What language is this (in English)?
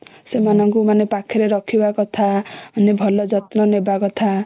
Odia